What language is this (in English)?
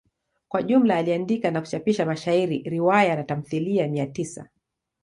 Swahili